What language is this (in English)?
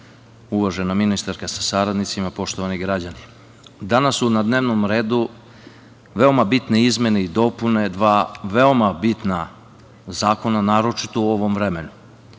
Serbian